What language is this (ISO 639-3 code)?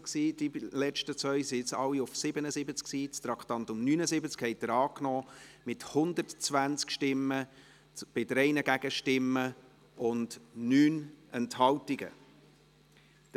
gsw